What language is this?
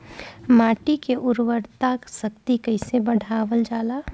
Bhojpuri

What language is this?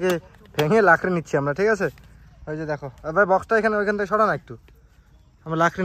Arabic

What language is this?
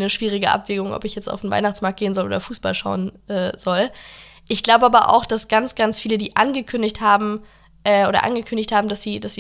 German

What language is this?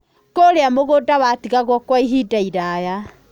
Kikuyu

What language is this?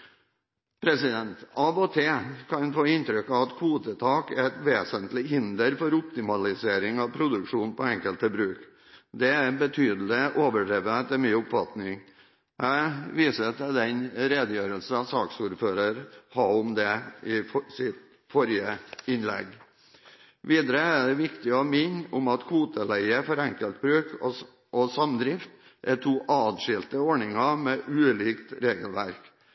Norwegian Bokmål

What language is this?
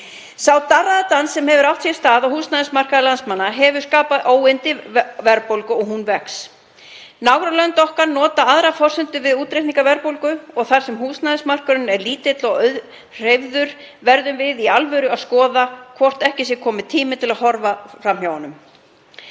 Icelandic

